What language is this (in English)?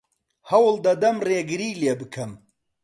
Central Kurdish